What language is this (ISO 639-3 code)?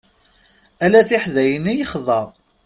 kab